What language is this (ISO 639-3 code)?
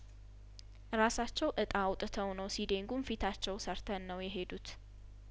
amh